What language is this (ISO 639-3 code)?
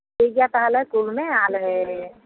sat